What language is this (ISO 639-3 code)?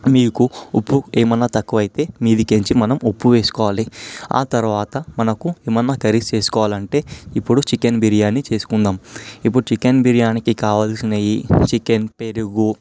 tel